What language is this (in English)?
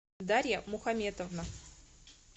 Russian